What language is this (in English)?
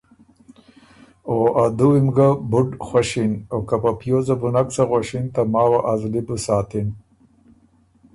Ormuri